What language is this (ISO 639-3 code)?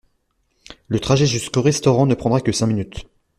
fra